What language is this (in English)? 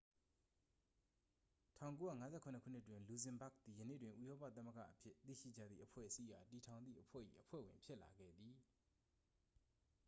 Burmese